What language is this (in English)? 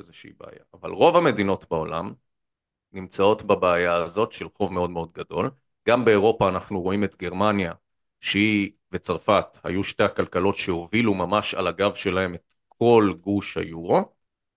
Hebrew